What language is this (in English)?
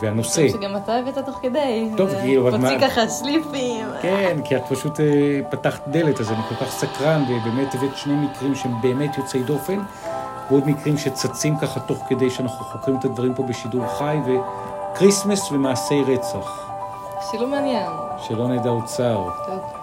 Hebrew